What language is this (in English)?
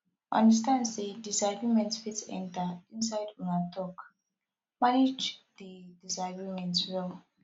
Nigerian Pidgin